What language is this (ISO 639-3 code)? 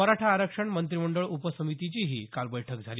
mar